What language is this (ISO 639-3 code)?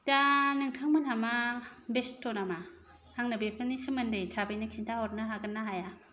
brx